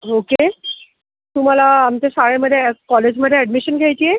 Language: Marathi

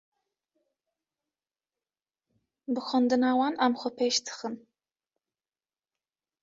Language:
Kurdish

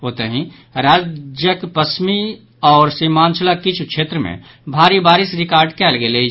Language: Maithili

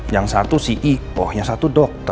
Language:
Indonesian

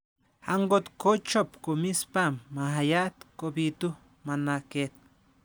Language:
Kalenjin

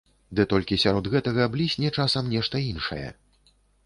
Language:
Belarusian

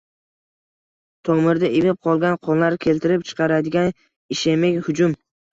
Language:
Uzbek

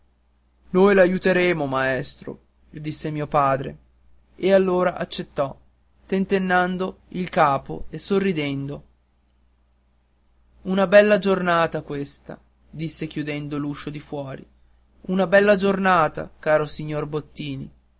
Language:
Italian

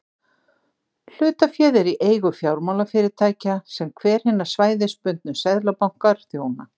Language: Icelandic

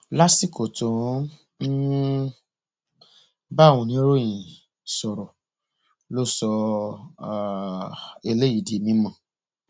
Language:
Yoruba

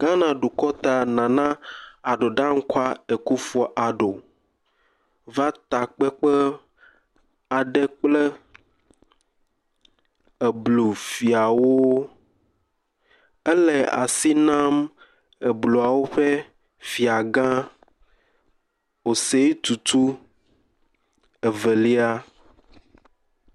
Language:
Ewe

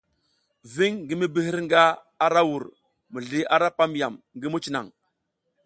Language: South Giziga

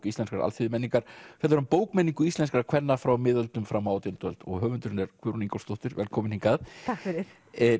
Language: Icelandic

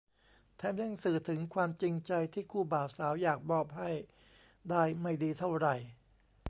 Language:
Thai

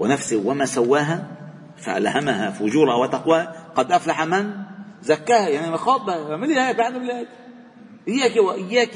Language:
Arabic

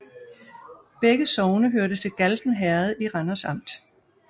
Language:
Danish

